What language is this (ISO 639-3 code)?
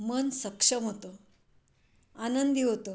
mar